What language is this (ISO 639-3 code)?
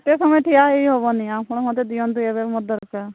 ori